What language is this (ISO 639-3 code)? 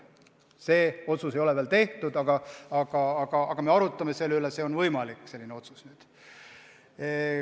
est